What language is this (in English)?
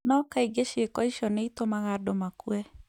Kikuyu